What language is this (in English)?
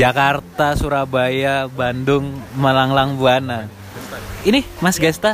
Indonesian